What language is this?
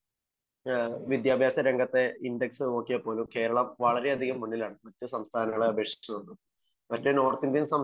Malayalam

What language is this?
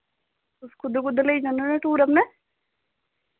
Dogri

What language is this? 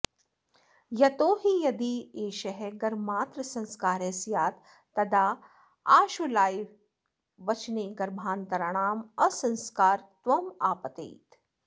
Sanskrit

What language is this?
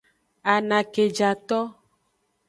Aja (Benin)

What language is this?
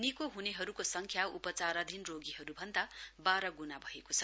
Nepali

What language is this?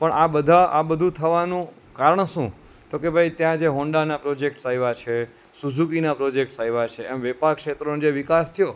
Gujarati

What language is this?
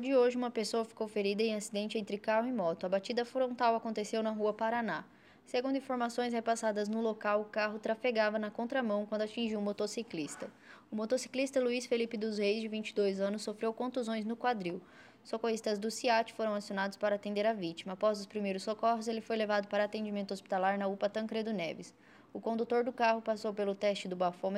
Portuguese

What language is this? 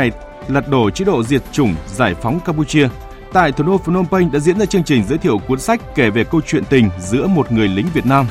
Vietnamese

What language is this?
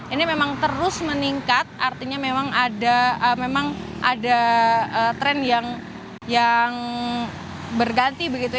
Indonesian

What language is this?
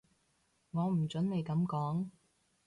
Cantonese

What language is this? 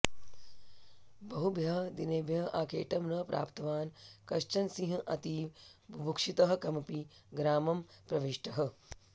Sanskrit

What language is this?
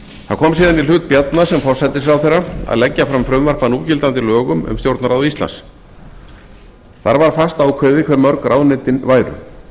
Icelandic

